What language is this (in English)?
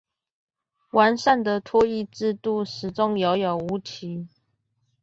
Chinese